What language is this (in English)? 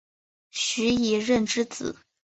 Chinese